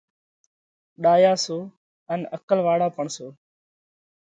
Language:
Parkari Koli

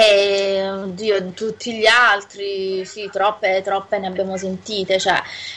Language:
Italian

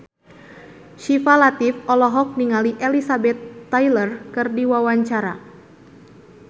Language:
Sundanese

